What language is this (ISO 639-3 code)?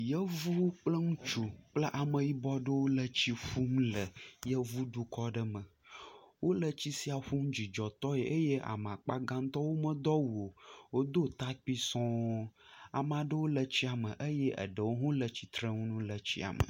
ewe